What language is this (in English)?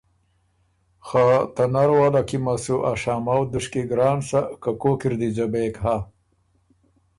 Ormuri